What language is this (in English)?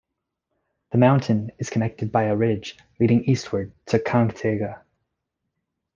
English